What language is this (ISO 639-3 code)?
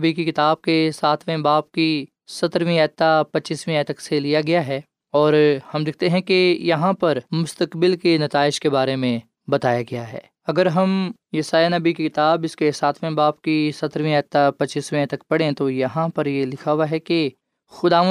urd